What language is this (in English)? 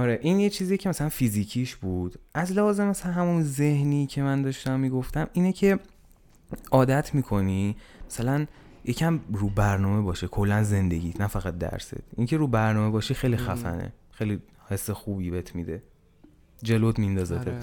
Persian